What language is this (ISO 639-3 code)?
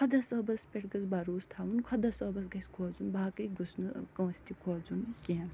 kas